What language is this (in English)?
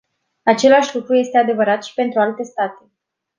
Romanian